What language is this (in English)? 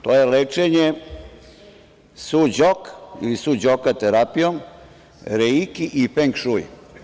Serbian